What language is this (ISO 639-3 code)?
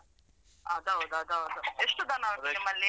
kan